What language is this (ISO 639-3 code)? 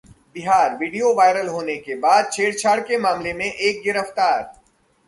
hin